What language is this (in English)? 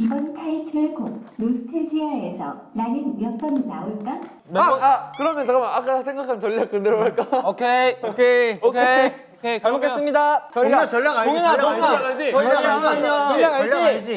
Korean